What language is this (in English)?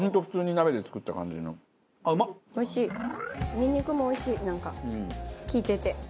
Japanese